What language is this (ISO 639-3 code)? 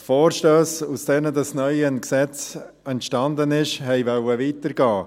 gsw